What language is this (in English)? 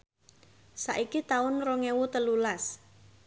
Javanese